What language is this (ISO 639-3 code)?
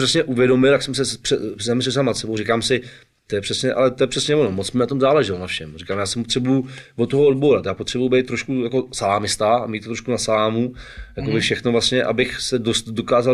ces